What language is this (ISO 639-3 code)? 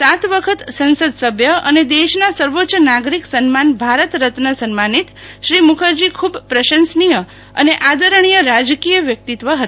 guj